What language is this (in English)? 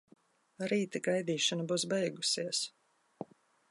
Latvian